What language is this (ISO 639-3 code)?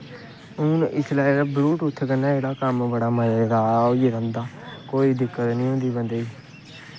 doi